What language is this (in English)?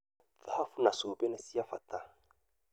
Kikuyu